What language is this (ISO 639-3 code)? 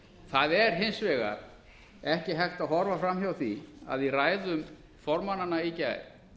isl